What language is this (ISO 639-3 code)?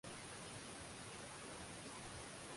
swa